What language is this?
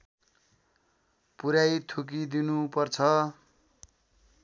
Nepali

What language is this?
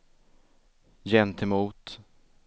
Swedish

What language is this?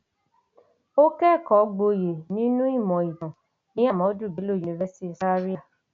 Yoruba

